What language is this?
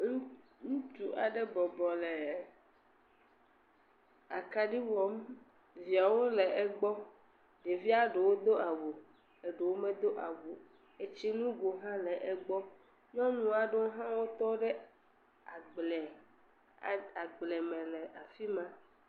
Ewe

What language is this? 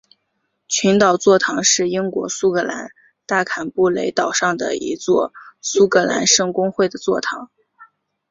Chinese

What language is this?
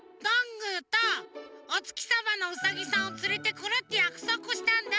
Japanese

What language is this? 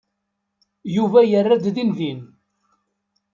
Kabyle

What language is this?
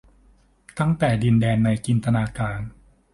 Thai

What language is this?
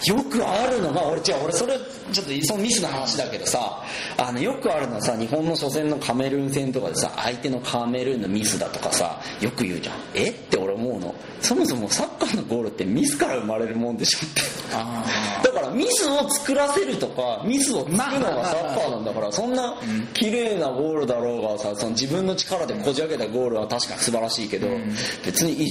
Japanese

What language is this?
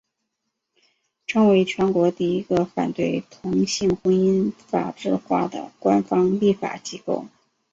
Chinese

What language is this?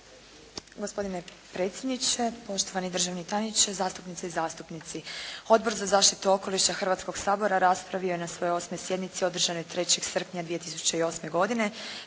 Croatian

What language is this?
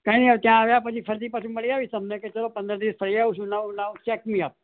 Gujarati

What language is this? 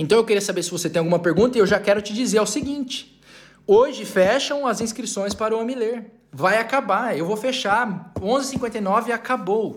Portuguese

